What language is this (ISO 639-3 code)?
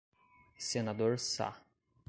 por